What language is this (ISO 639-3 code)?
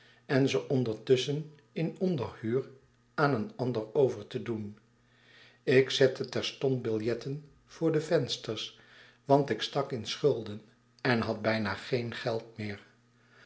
nld